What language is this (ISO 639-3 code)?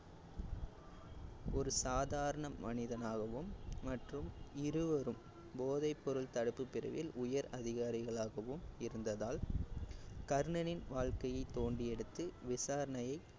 tam